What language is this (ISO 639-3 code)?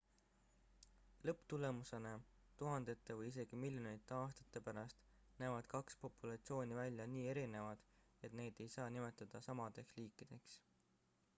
est